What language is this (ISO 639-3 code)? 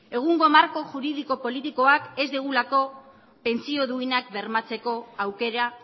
eus